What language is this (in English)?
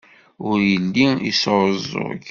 Kabyle